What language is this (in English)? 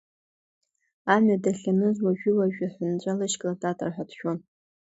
Abkhazian